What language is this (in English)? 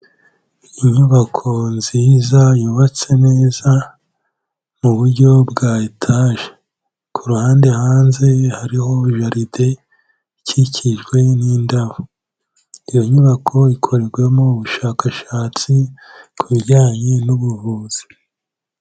Kinyarwanda